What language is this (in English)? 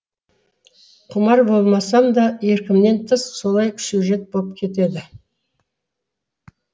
Kazakh